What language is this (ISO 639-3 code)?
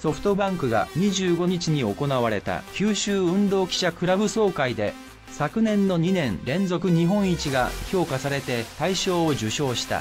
jpn